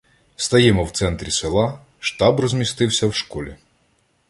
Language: Ukrainian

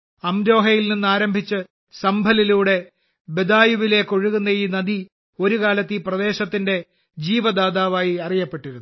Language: Malayalam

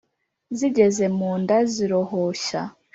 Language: Kinyarwanda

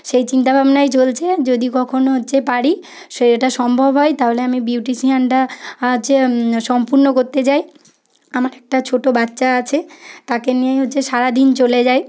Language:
Bangla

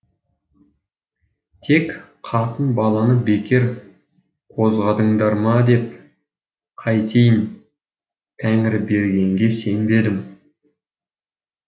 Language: Kazakh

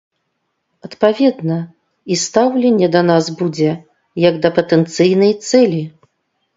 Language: Belarusian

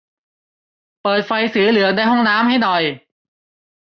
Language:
Thai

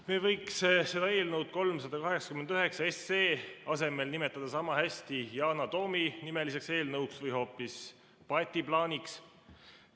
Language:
Estonian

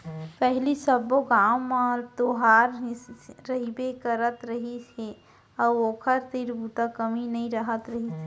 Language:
Chhattisgarhi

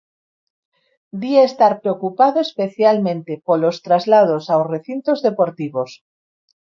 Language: Galician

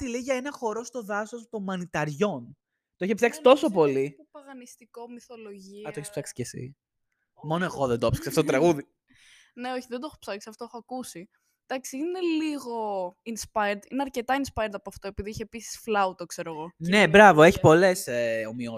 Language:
Greek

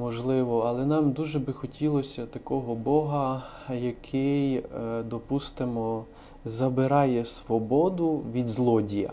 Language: Ukrainian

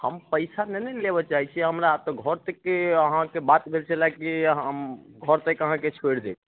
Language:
Maithili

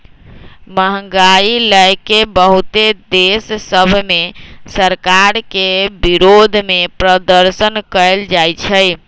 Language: Magahi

